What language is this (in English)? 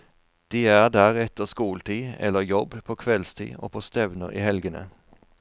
Norwegian